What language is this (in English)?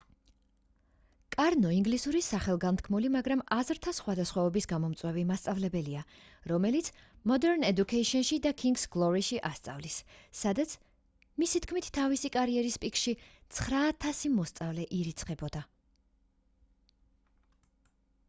Georgian